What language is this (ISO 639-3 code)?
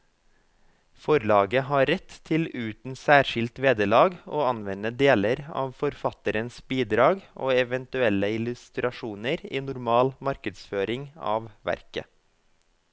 nor